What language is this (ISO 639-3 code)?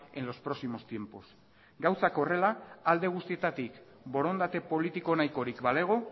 eus